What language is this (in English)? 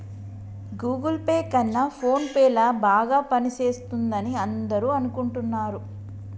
Telugu